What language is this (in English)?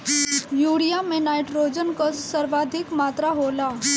Bhojpuri